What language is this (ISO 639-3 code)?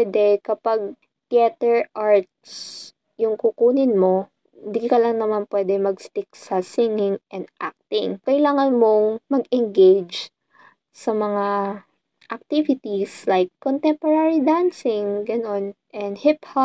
fil